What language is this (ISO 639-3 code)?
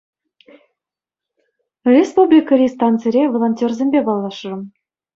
chv